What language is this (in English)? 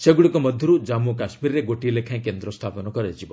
Odia